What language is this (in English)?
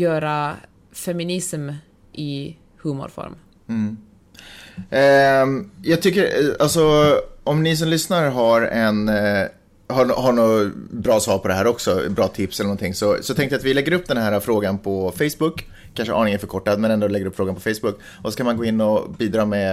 Swedish